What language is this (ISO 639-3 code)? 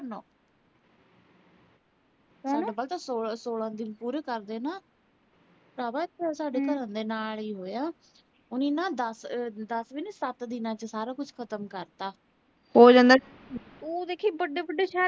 pan